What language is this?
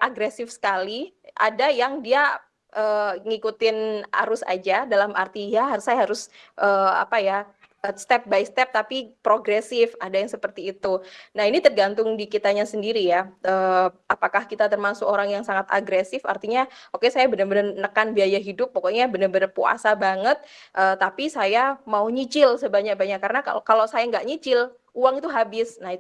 Indonesian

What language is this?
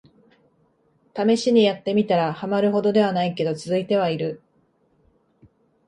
Japanese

